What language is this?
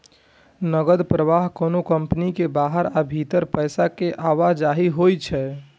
Maithili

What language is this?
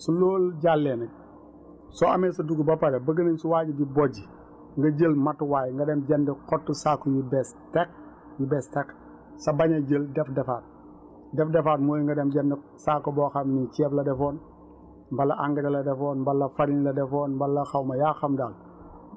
Wolof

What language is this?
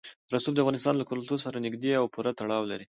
Pashto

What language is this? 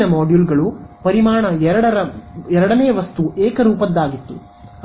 Kannada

